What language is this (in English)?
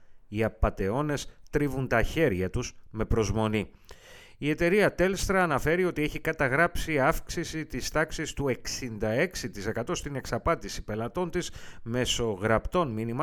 Greek